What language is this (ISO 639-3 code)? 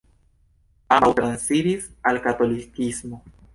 epo